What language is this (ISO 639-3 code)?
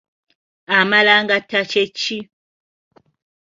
lug